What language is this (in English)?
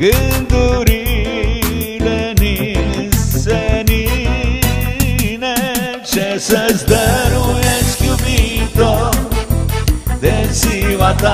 Romanian